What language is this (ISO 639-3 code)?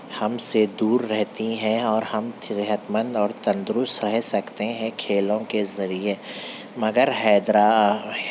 urd